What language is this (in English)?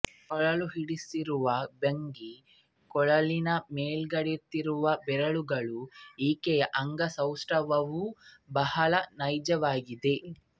Kannada